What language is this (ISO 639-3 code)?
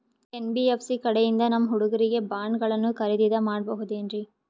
kan